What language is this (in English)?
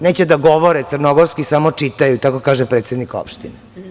Serbian